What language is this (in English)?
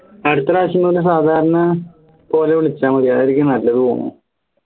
Malayalam